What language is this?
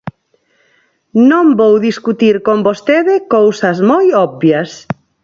Galician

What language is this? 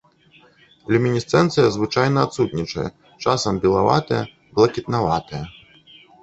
Belarusian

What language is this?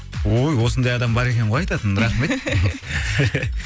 Kazakh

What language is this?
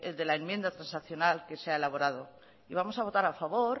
Spanish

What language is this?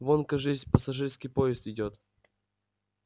Russian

